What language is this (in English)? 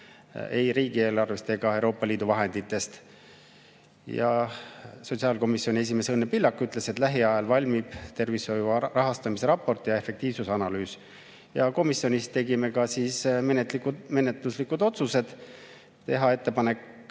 Estonian